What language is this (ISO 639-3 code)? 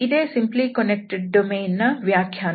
kan